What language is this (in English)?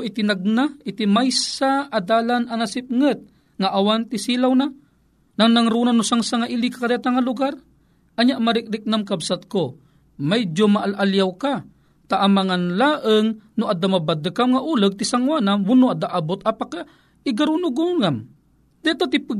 Filipino